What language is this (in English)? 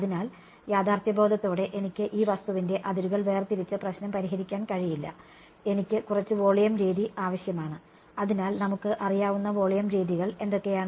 Malayalam